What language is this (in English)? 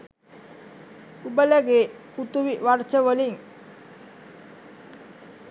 Sinhala